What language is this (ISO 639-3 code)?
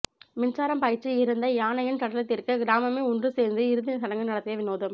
tam